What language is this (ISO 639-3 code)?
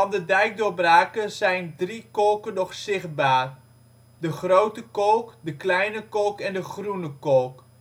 nld